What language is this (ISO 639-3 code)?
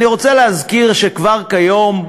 heb